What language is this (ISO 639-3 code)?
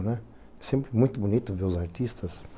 por